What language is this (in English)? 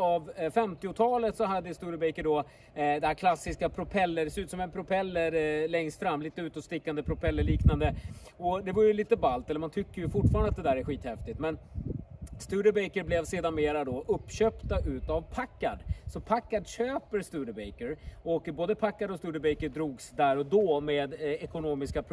Swedish